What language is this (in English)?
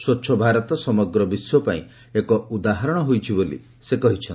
Odia